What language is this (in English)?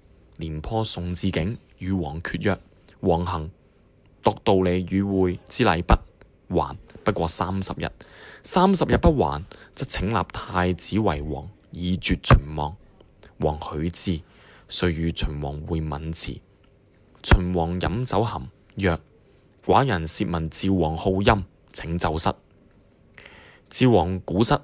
Chinese